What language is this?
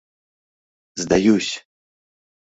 Mari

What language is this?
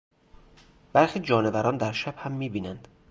Persian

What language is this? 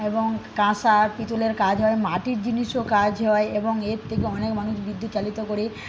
Bangla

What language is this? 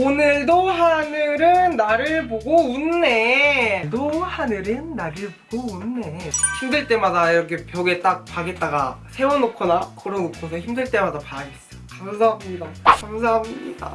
Korean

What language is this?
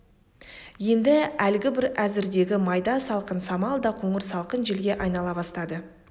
Kazakh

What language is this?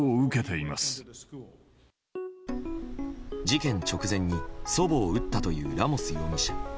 Japanese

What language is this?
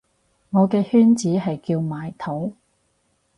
Cantonese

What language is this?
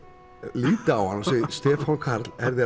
Icelandic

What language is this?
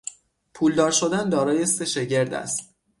Persian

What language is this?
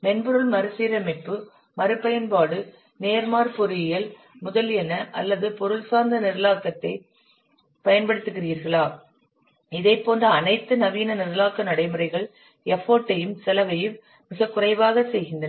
Tamil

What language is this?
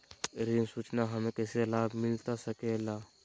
Magahi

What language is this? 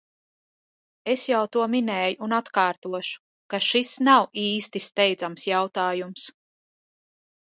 Latvian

